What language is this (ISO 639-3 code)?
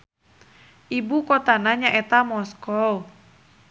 sun